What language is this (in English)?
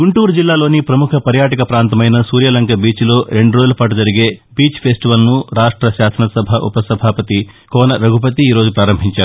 Telugu